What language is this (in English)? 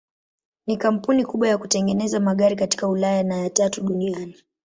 Swahili